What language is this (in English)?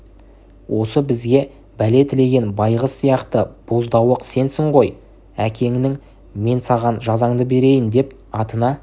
Kazakh